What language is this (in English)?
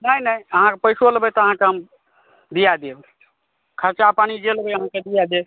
Maithili